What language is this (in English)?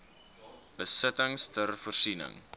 Afrikaans